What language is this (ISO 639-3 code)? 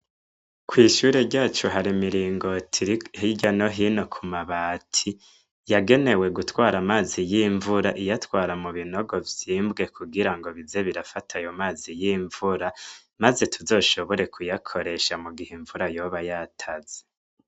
run